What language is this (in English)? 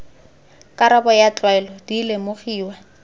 Tswana